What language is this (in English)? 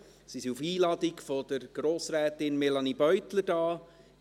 Swiss German